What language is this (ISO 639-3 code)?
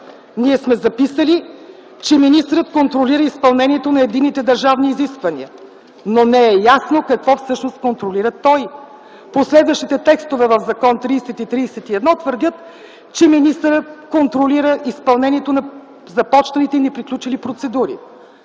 bul